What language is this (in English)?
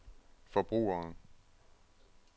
Danish